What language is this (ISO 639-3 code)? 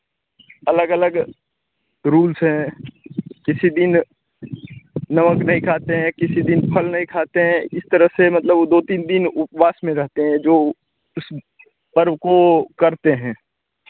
hin